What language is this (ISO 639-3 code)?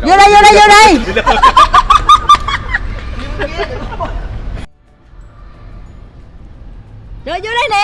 vie